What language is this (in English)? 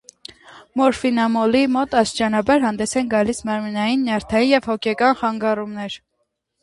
Armenian